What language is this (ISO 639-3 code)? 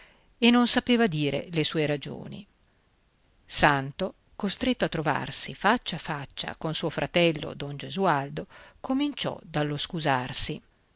ita